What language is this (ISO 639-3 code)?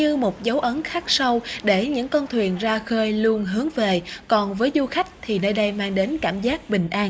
vie